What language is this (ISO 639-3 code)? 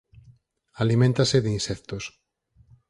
glg